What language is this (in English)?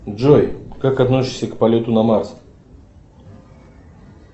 Russian